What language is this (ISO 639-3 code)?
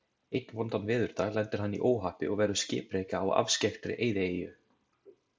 isl